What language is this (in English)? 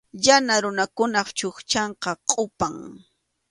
Arequipa-La Unión Quechua